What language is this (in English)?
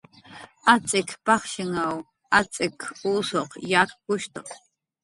Jaqaru